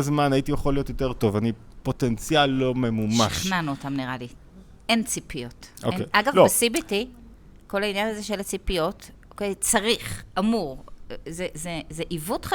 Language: Hebrew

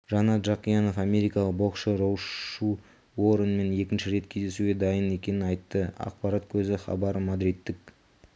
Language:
Kazakh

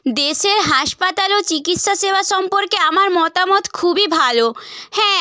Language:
Bangla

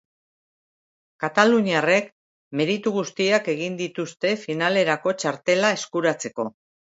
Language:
Basque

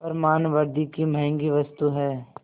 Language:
Hindi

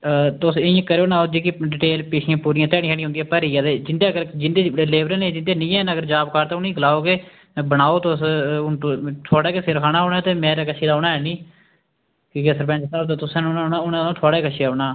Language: Dogri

